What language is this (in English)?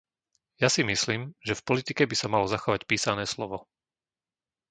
Slovak